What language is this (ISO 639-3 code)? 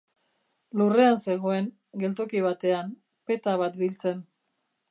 eus